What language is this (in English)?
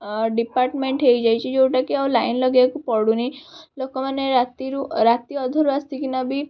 Odia